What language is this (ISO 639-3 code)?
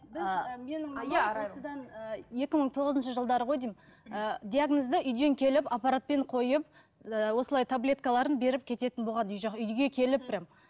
kaz